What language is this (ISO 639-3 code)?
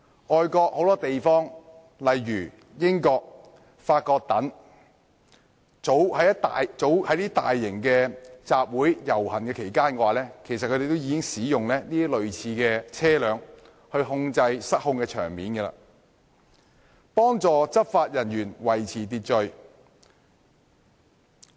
yue